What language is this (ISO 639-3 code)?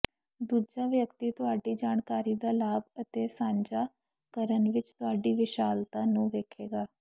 pan